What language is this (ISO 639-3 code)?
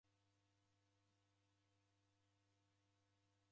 dav